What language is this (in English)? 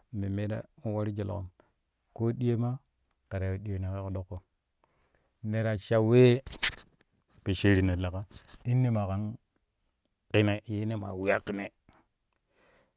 Kushi